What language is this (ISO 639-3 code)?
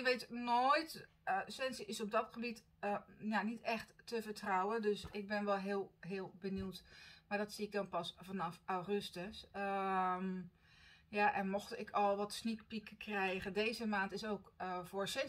nld